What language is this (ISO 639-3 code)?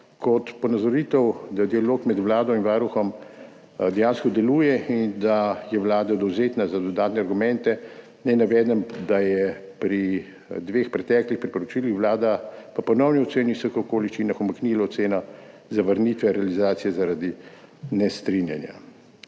slv